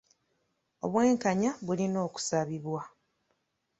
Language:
Ganda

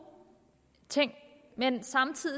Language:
Danish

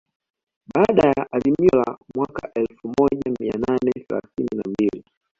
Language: Swahili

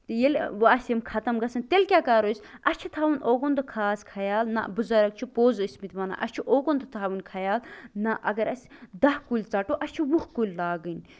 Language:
Kashmiri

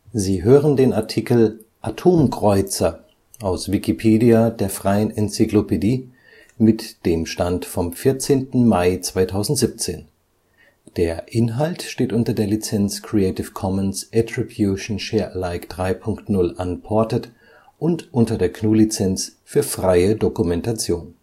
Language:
German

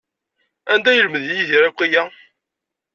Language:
Kabyle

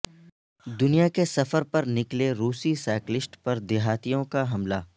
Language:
Urdu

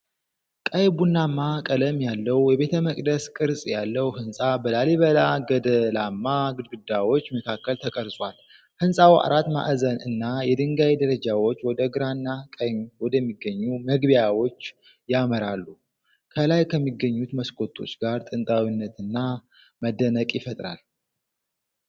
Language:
Amharic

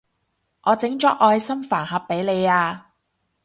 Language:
Cantonese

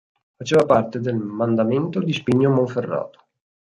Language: Italian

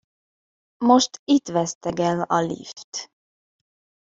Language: Hungarian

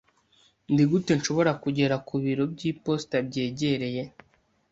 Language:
Kinyarwanda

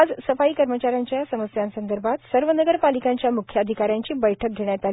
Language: Marathi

